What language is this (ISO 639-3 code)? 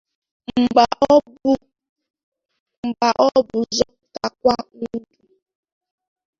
ibo